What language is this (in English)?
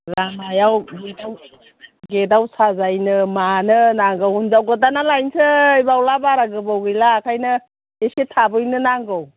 Bodo